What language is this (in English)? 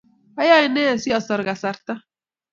Kalenjin